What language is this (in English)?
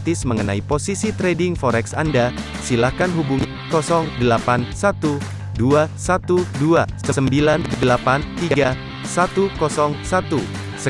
Indonesian